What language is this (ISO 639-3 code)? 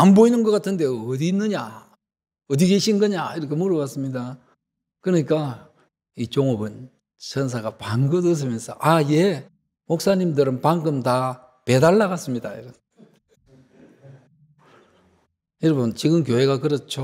kor